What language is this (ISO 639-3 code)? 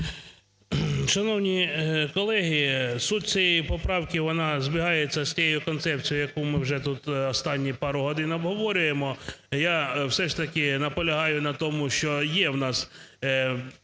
ukr